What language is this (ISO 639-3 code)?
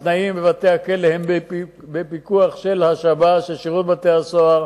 heb